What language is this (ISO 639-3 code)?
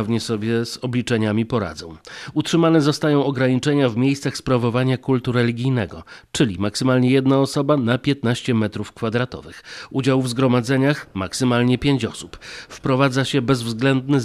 pol